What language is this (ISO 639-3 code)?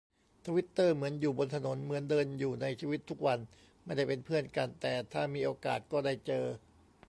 tha